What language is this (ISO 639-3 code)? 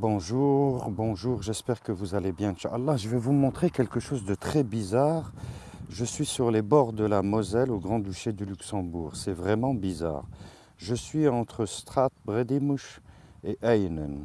fra